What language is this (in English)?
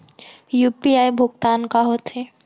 Chhattisgarhi